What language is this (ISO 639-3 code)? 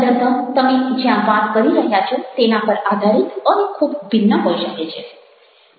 guj